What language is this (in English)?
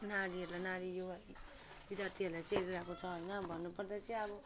Nepali